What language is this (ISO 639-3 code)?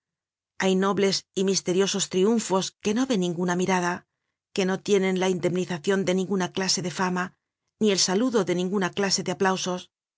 spa